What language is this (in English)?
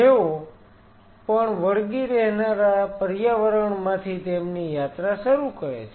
Gujarati